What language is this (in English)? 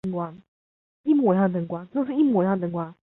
Chinese